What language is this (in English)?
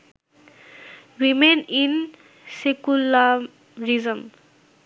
Bangla